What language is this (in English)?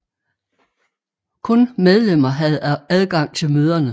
Danish